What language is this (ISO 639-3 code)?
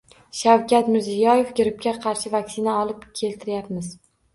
uzb